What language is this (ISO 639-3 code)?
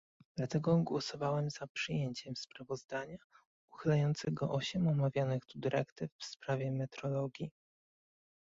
pol